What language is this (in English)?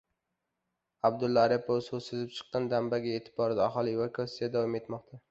Uzbek